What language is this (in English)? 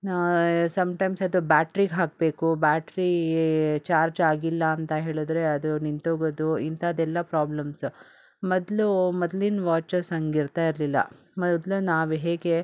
Kannada